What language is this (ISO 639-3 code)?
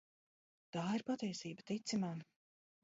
lav